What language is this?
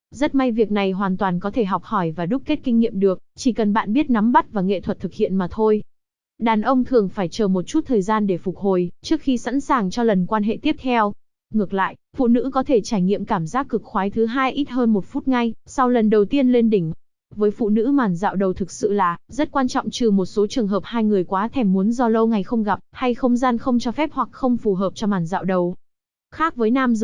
Vietnamese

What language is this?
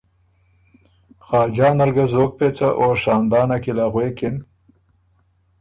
Ormuri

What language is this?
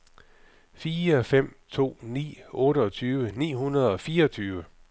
Danish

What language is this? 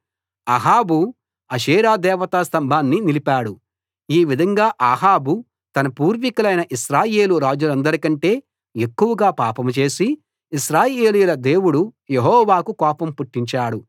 Telugu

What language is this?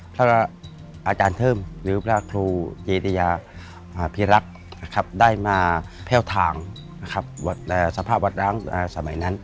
Thai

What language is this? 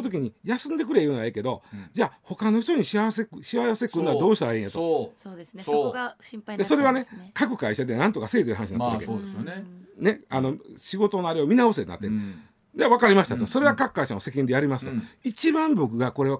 Japanese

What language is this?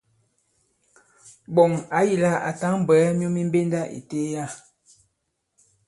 Bankon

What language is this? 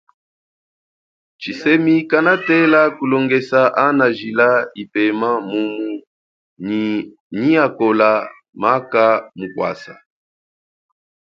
Chokwe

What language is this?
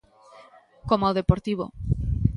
Galician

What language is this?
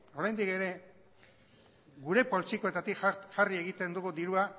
Basque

